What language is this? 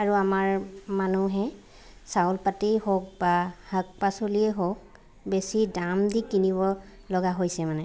Assamese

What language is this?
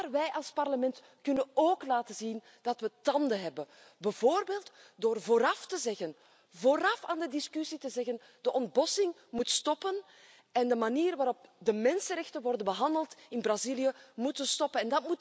Dutch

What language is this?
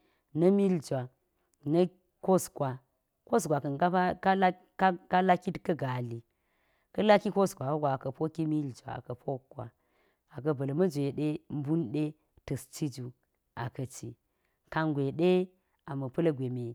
Geji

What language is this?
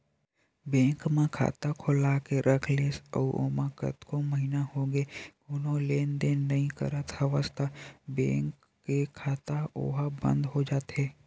Chhattisgarhi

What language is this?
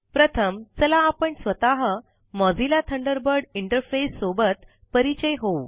Marathi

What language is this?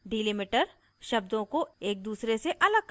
Hindi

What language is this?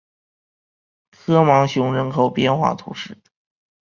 Chinese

